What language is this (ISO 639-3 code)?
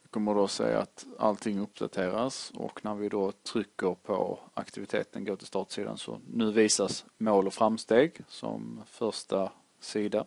swe